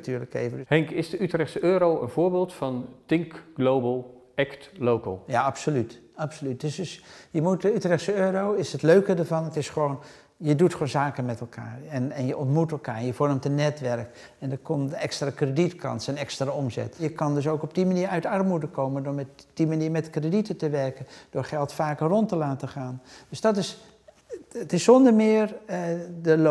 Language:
Dutch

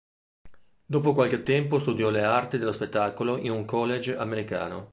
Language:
Italian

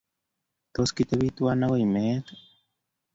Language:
Kalenjin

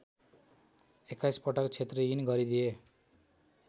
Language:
Nepali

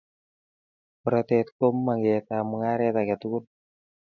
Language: Kalenjin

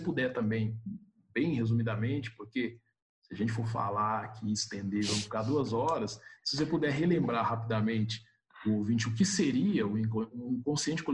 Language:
Portuguese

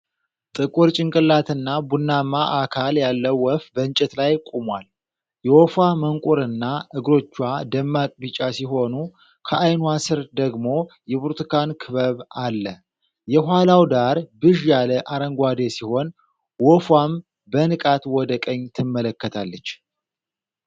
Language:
Amharic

